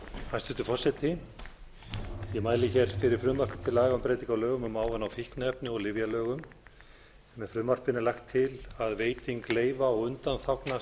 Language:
Icelandic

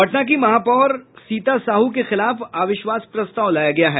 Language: Hindi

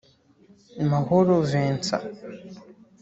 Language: Kinyarwanda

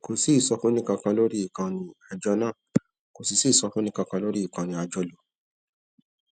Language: Yoruba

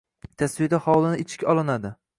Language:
Uzbek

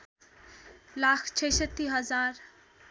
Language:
Nepali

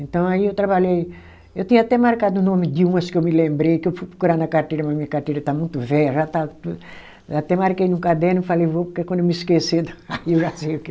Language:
Portuguese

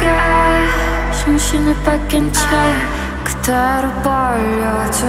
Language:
Vietnamese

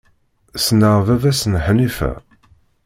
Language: Kabyle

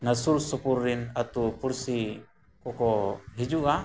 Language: Santali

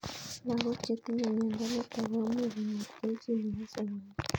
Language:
Kalenjin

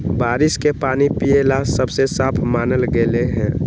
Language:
Magahi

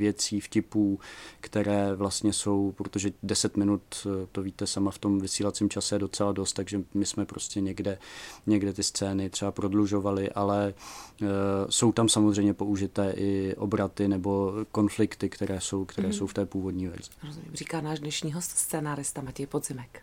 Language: Czech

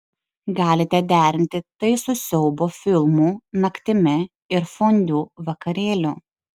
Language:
Lithuanian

